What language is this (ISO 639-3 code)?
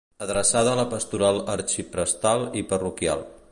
cat